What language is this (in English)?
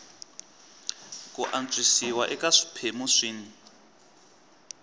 Tsonga